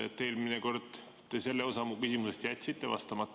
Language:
Estonian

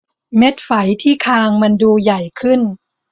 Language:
Thai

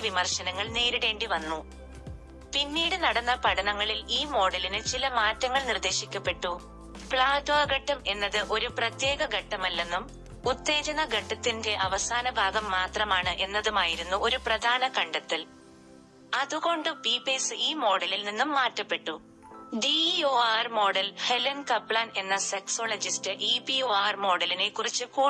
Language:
Malayalam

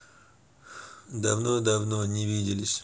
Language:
Russian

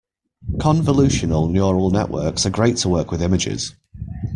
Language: English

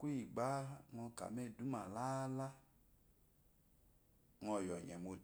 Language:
Eloyi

